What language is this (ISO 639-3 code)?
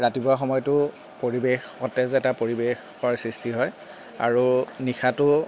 asm